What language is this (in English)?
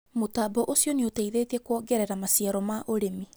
Kikuyu